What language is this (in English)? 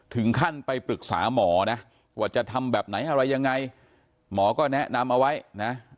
Thai